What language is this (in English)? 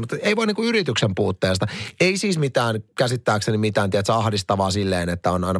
Finnish